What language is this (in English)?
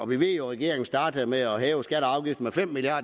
Danish